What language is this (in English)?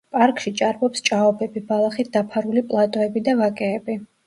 Georgian